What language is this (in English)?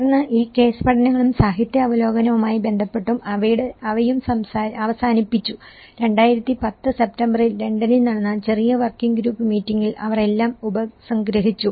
Malayalam